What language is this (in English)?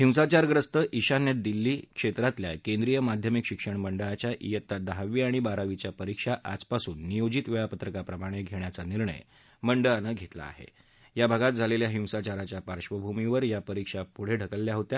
Marathi